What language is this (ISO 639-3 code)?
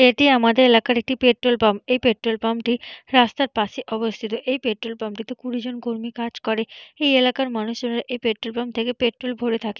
ben